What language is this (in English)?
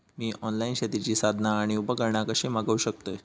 Marathi